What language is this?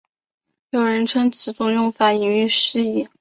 Chinese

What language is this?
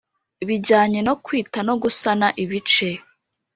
Kinyarwanda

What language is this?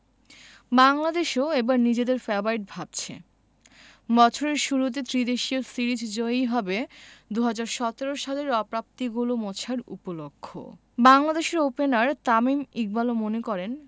Bangla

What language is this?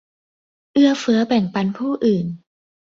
Thai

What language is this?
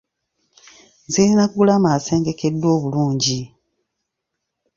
Ganda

